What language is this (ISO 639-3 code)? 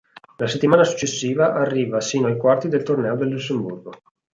ita